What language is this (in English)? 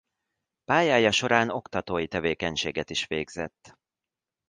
Hungarian